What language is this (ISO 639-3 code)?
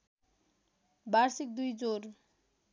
nep